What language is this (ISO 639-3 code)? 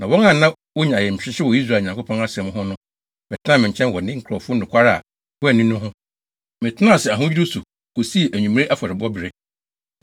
aka